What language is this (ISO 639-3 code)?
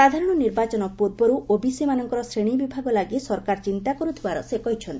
ori